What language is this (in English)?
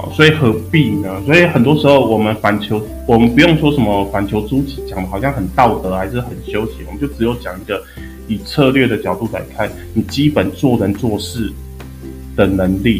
Chinese